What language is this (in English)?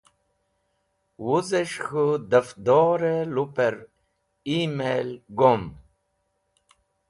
Wakhi